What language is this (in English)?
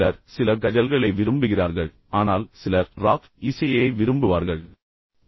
Tamil